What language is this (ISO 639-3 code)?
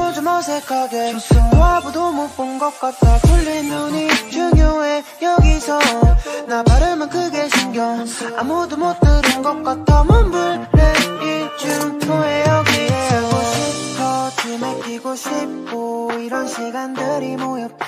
kor